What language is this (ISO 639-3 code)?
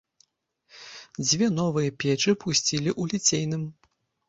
bel